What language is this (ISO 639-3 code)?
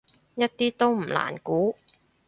yue